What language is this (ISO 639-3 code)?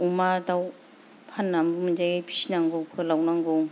brx